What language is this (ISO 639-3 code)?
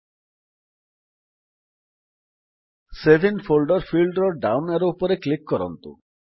ori